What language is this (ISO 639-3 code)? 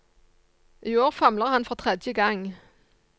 nor